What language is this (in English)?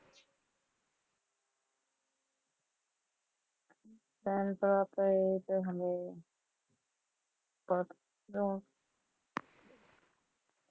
Punjabi